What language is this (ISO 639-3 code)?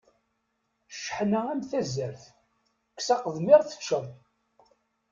kab